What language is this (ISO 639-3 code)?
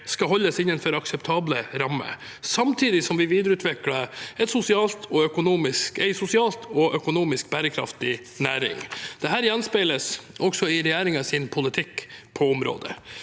nor